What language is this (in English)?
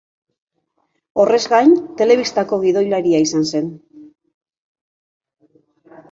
Basque